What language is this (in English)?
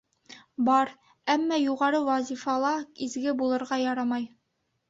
Bashkir